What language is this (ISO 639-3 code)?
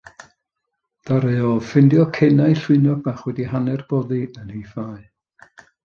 cym